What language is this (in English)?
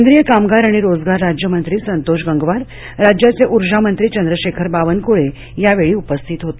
Marathi